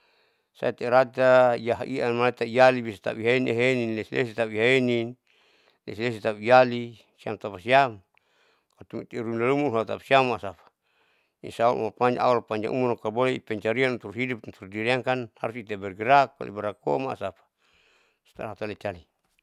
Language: Saleman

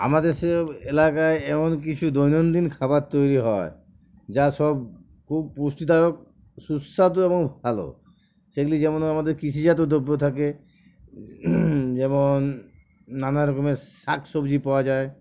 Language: Bangla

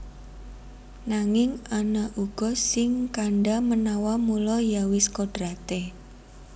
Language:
Javanese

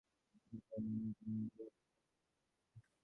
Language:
Bangla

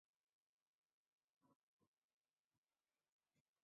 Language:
Chinese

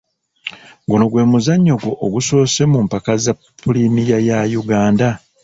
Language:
Ganda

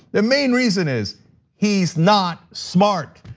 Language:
English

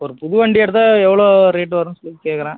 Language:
Tamil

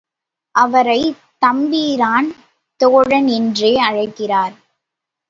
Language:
Tamil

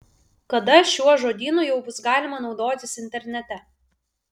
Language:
Lithuanian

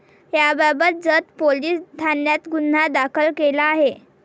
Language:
Marathi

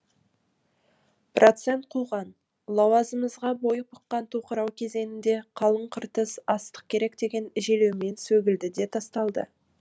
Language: Kazakh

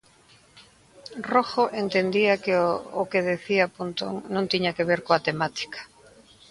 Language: Galician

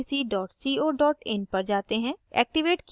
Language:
Hindi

